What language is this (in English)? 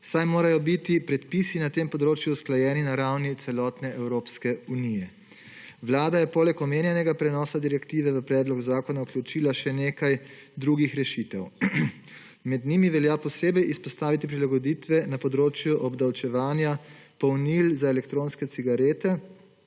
Slovenian